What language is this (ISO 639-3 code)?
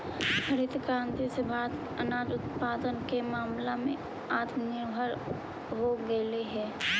mag